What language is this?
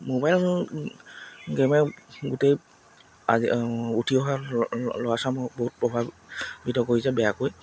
Assamese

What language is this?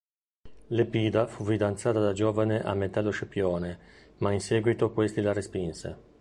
Italian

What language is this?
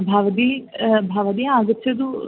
Sanskrit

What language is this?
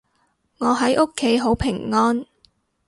Cantonese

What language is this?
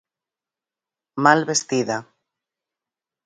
Galician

